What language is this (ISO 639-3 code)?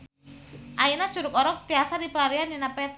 sun